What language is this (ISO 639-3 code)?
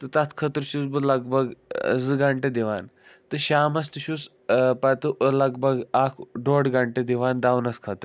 kas